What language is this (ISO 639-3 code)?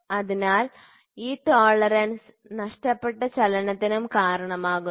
mal